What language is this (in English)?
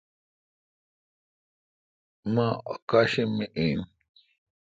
Kalkoti